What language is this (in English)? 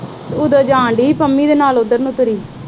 Punjabi